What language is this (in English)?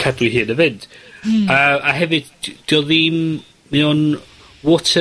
Welsh